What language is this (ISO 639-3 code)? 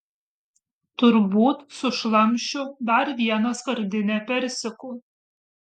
lit